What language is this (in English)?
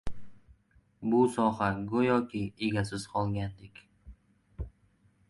Uzbek